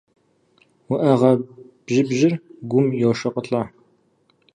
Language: Kabardian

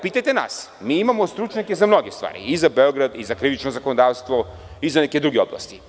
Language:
Serbian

